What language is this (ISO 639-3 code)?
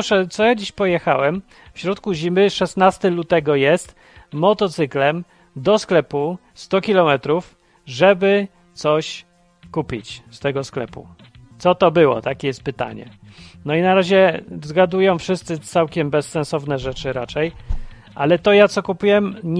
pol